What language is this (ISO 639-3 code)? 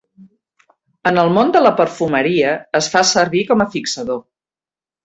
cat